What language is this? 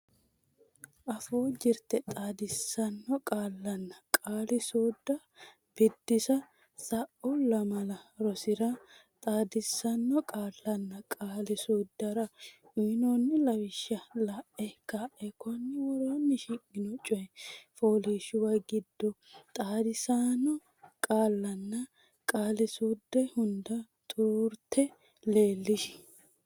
Sidamo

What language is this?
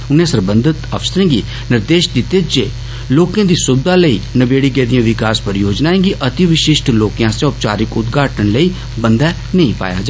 Dogri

